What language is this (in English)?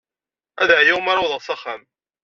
Kabyle